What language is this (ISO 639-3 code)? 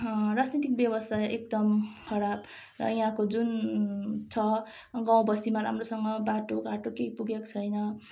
nep